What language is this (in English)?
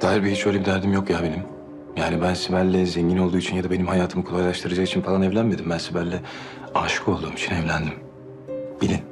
Turkish